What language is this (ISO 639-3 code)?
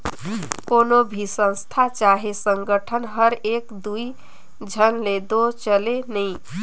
hne